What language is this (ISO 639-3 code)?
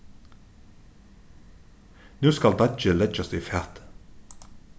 fao